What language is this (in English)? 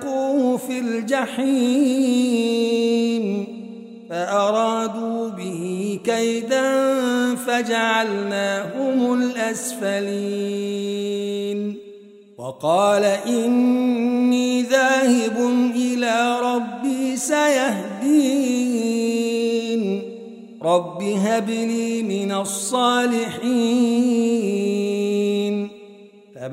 Arabic